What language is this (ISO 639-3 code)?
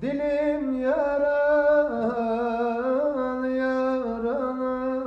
tur